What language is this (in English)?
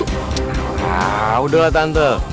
Indonesian